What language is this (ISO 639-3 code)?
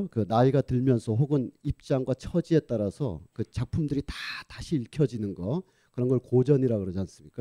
kor